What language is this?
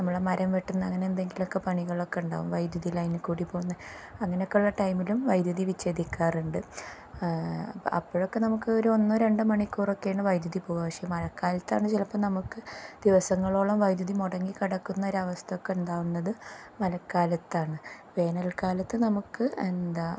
Malayalam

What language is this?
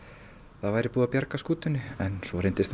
Icelandic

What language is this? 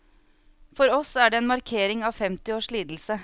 Norwegian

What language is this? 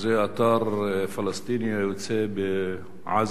Hebrew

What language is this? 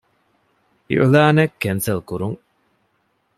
Divehi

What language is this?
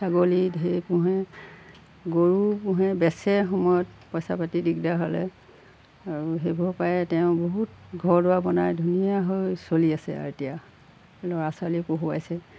Assamese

